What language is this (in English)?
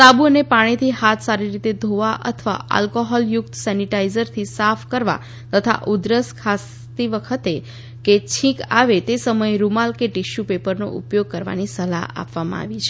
Gujarati